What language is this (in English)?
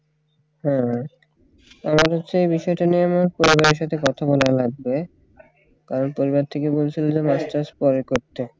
Bangla